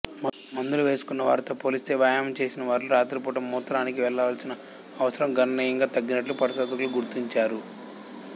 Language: Telugu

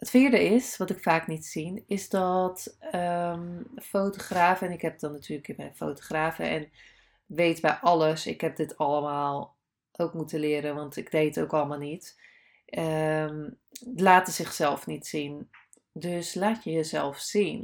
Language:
Dutch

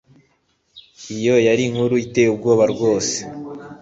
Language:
Kinyarwanda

